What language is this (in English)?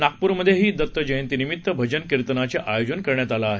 Marathi